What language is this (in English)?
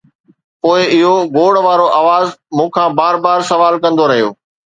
Sindhi